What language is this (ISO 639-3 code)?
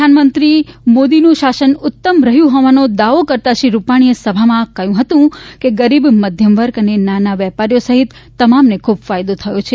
guj